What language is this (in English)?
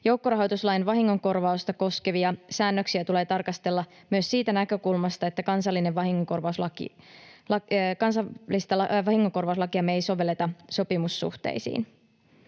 Finnish